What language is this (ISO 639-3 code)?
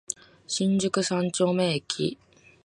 jpn